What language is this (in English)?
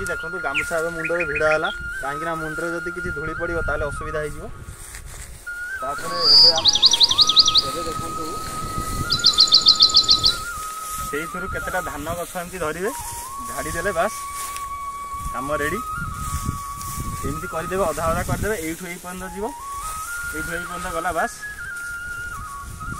Indonesian